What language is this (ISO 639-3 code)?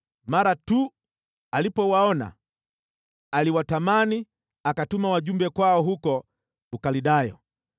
swa